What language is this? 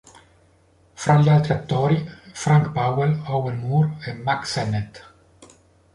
Italian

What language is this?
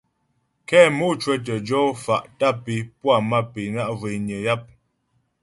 Ghomala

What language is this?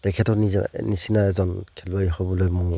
Assamese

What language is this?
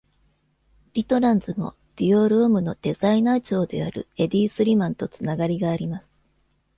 Japanese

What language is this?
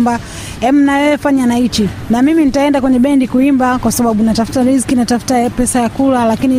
Swahili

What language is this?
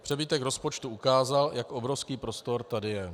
Czech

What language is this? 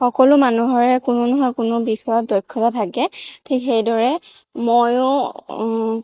Assamese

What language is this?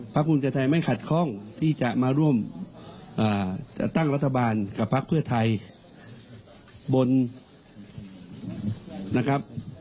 Thai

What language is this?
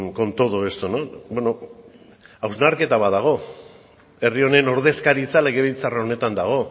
Basque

